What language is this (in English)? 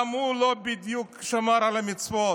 Hebrew